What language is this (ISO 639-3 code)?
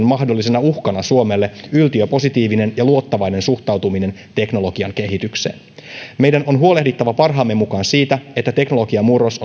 fin